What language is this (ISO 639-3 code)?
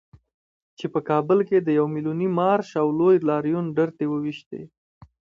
pus